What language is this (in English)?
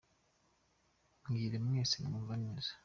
Kinyarwanda